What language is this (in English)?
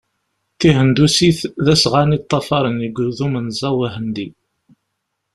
Kabyle